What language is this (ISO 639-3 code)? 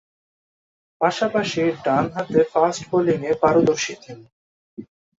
ben